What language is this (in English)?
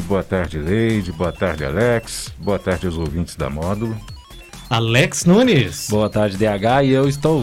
Portuguese